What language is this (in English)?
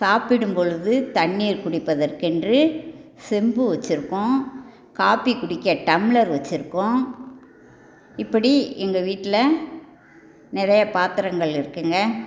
Tamil